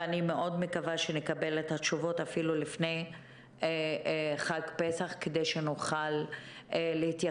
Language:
Hebrew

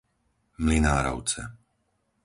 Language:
Slovak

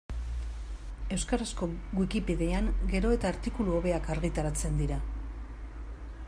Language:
Basque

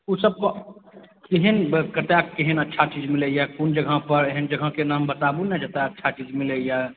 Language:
Maithili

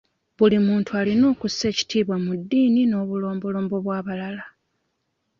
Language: Ganda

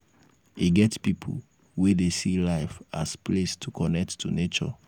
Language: Nigerian Pidgin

